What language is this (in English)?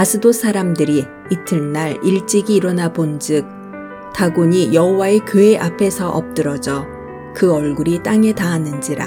Korean